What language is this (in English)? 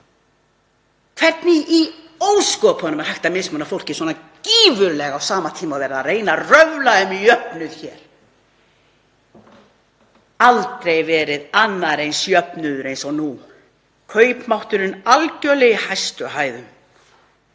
Icelandic